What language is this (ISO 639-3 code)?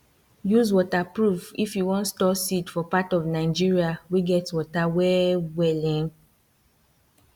pcm